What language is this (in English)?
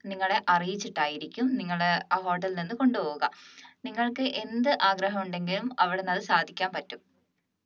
Malayalam